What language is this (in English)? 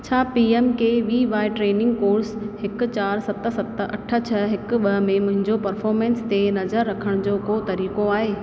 Sindhi